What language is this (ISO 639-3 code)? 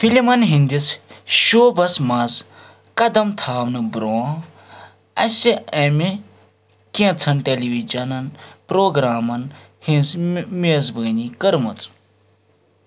kas